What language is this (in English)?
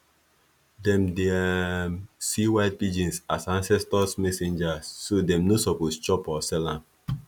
Nigerian Pidgin